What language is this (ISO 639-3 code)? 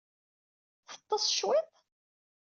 kab